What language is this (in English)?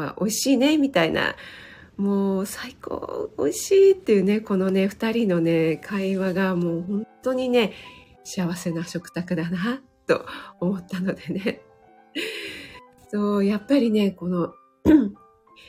Japanese